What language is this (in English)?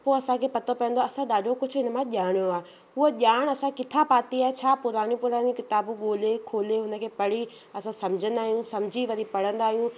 Sindhi